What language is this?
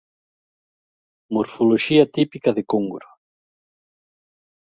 Galician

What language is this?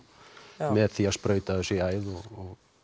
Icelandic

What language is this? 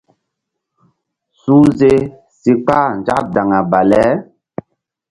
Mbum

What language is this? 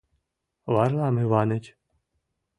Mari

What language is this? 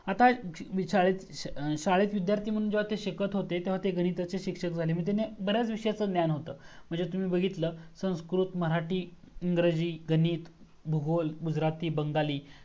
Marathi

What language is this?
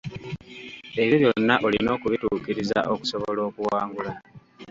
Ganda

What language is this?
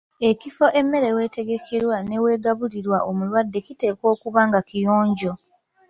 Ganda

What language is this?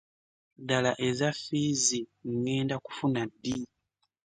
Ganda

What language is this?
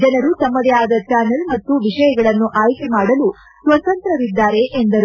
Kannada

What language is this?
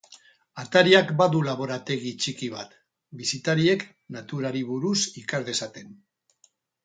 Basque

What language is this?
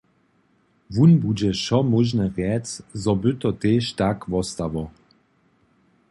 Upper Sorbian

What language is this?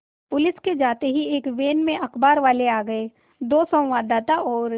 Hindi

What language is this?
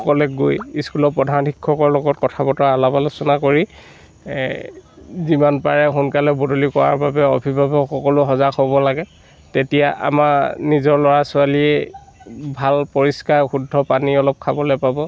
Assamese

